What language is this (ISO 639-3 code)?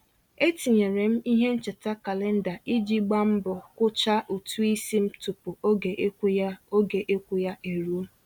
ibo